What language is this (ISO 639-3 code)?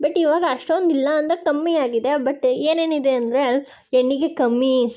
kan